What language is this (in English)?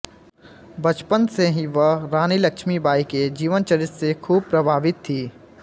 Hindi